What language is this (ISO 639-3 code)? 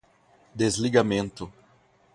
por